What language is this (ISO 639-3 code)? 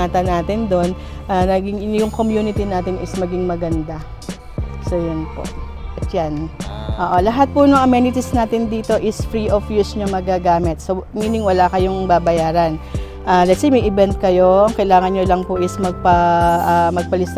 fil